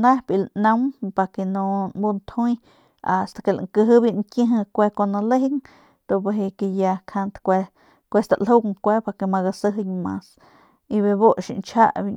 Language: Northern Pame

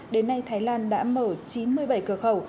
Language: Vietnamese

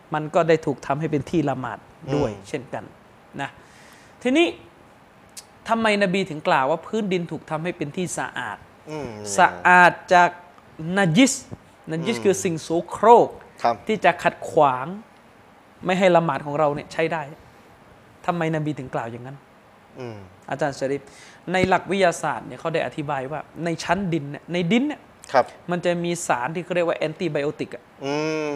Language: Thai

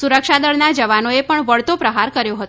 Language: Gujarati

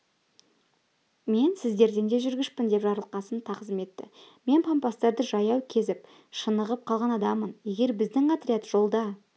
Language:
Kazakh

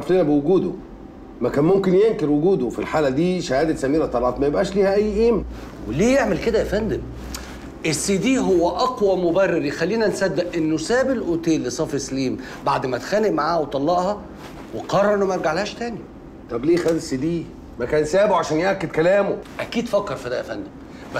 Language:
Arabic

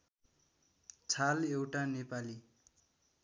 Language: Nepali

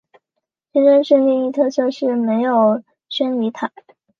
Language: Chinese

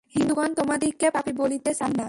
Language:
Bangla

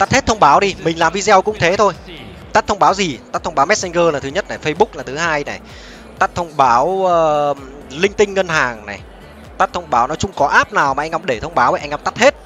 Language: Vietnamese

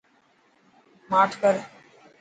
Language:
Dhatki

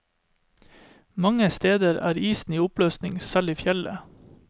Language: Norwegian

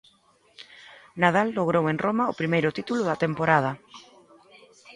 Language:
Galician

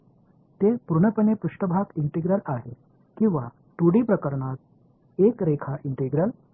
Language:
Marathi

